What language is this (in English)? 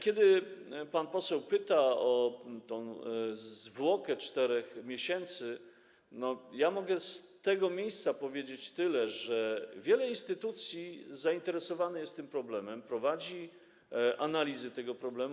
Polish